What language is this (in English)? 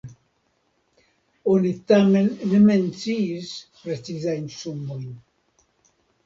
Esperanto